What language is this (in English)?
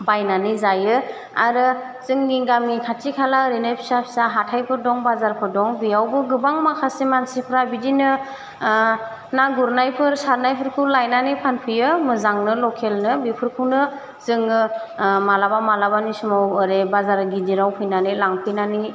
Bodo